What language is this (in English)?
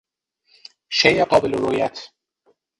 Persian